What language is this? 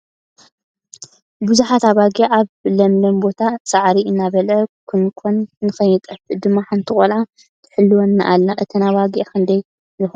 Tigrinya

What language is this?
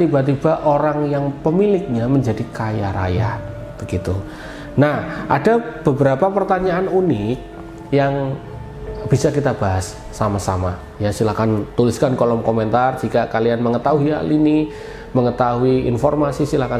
Indonesian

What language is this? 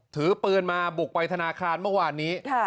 Thai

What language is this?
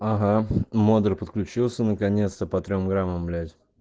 Russian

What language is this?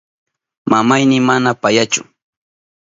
Southern Pastaza Quechua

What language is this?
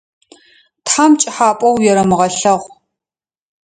Adyghe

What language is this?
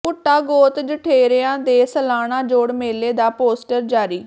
Punjabi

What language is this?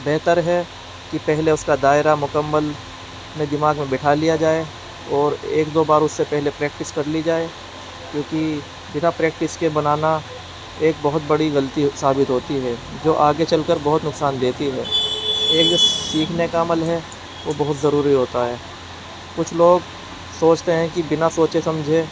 Urdu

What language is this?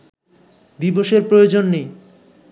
Bangla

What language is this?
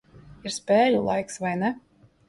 Latvian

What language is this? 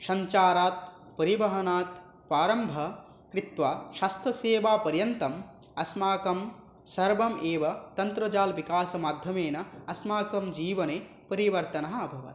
Sanskrit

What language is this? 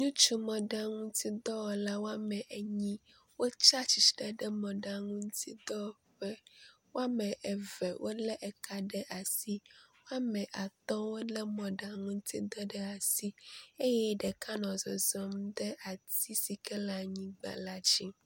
Ewe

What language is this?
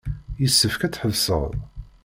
Kabyle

